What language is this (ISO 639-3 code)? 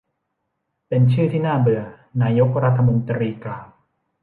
tha